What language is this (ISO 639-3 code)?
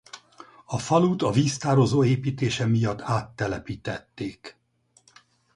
hun